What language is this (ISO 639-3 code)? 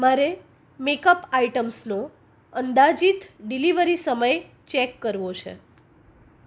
guj